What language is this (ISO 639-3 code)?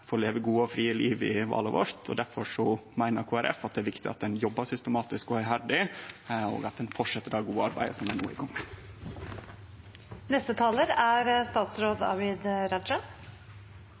nno